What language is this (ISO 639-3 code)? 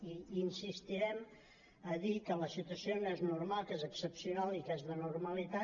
cat